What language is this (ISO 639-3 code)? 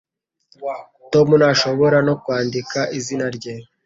kin